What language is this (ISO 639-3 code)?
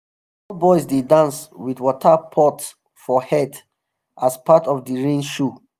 pcm